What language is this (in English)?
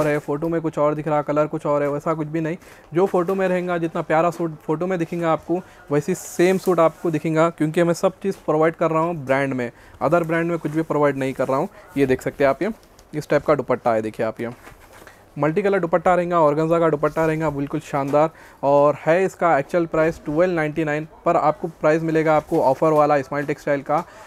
Hindi